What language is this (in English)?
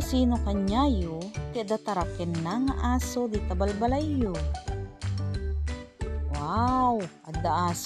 Filipino